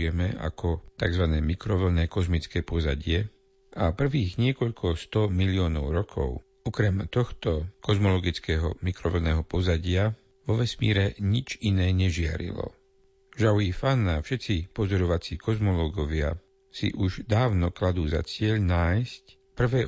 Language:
Slovak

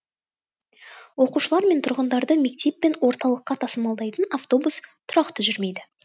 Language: Kazakh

